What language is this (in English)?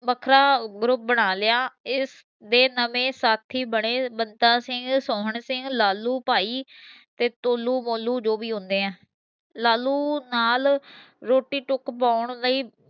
Punjabi